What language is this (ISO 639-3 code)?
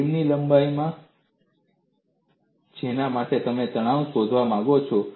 guj